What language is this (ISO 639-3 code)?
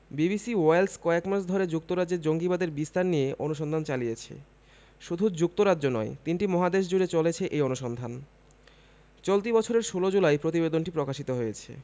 ben